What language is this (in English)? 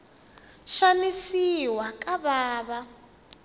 Tsonga